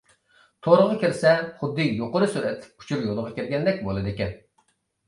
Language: Uyghur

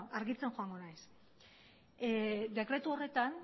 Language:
Basque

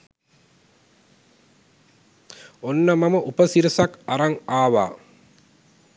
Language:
Sinhala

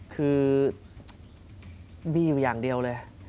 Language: Thai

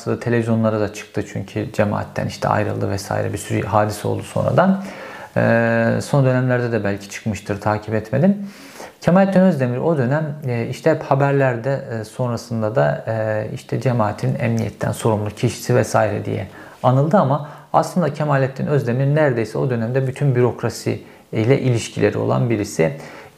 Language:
Turkish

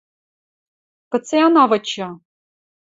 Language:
Western Mari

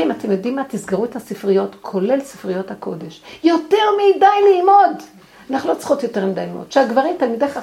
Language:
Hebrew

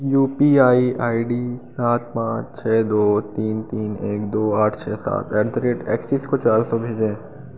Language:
Hindi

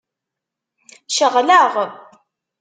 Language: Kabyle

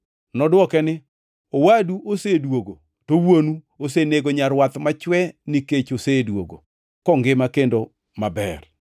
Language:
Luo (Kenya and Tanzania)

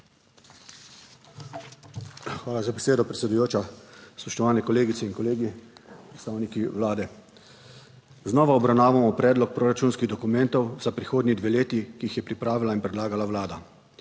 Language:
Slovenian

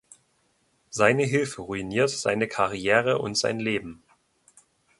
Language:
German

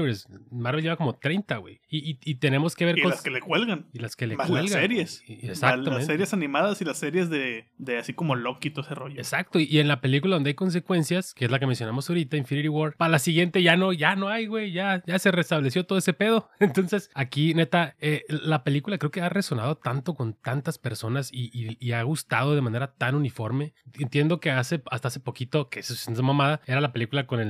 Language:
Spanish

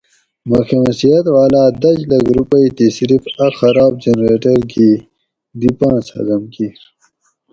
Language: Gawri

